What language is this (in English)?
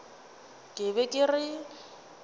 Northern Sotho